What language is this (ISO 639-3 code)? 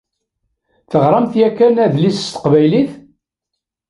kab